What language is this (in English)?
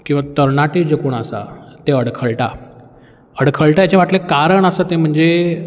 Konkani